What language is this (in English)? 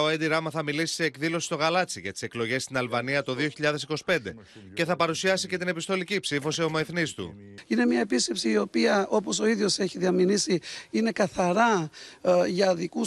Greek